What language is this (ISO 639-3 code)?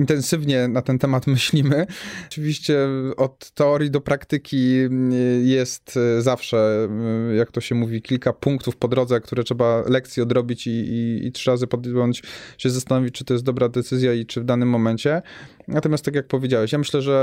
pol